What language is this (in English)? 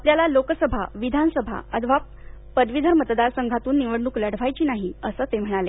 Marathi